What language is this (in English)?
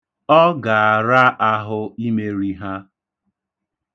Igbo